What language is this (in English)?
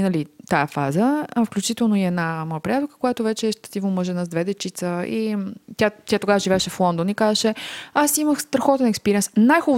Bulgarian